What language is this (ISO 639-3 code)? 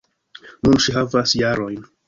epo